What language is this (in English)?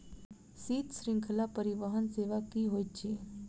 Maithili